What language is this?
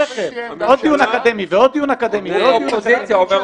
Hebrew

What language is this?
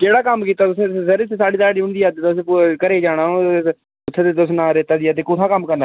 Dogri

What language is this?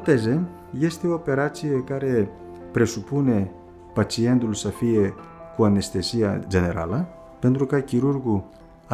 Romanian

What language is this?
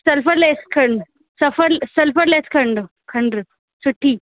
Sindhi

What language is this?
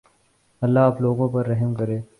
Urdu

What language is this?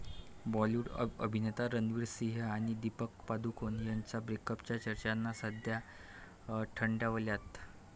Marathi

